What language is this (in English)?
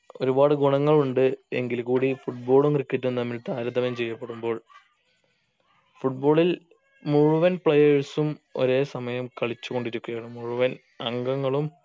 Malayalam